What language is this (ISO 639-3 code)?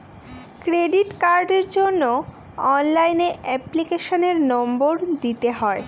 ben